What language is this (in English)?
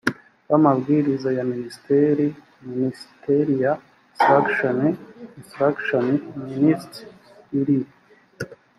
Kinyarwanda